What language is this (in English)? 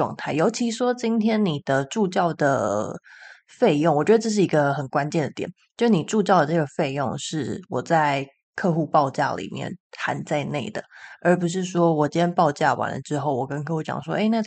Chinese